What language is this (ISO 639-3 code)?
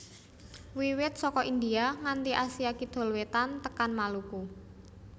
jav